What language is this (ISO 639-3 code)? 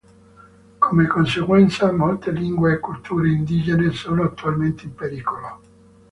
ita